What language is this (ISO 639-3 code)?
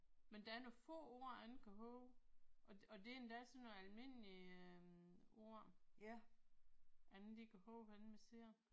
dan